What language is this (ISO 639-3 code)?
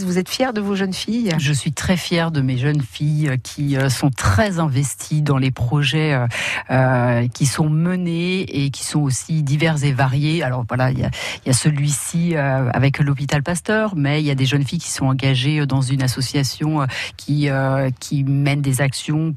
fra